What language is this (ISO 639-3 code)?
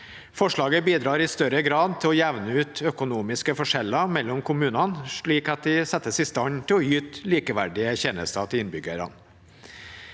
nor